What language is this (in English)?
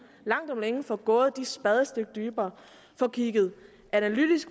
Danish